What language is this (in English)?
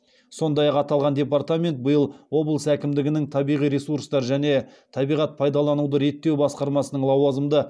Kazakh